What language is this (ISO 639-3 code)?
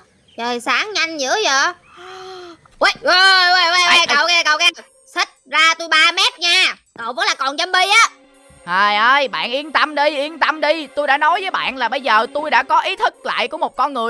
vie